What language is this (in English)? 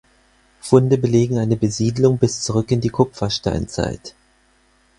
German